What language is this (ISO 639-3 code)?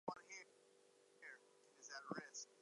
eng